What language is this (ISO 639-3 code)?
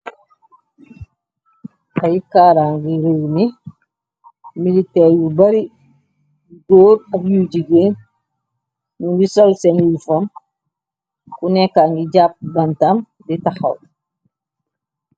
wol